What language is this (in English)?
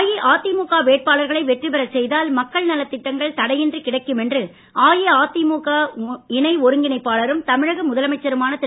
Tamil